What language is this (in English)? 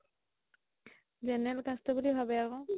Assamese